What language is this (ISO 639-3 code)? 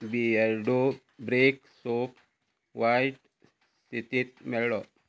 kok